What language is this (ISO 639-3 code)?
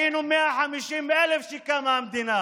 heb